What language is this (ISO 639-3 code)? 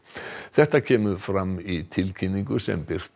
isl